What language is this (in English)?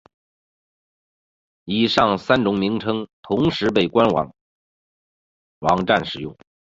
Chinese